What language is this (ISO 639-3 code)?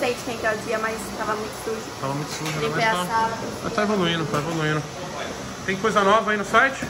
por